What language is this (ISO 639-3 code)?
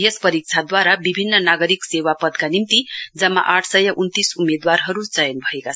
nep